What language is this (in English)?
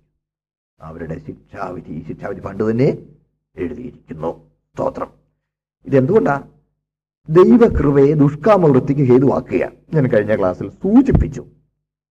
Malayalam